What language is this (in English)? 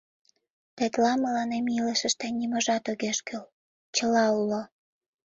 Mari